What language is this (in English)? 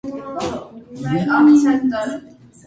Armenian